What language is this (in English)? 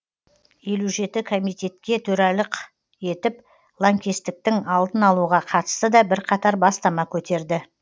Kazakh